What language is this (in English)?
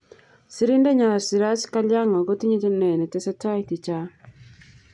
Kalenjin